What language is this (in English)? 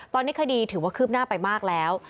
Thai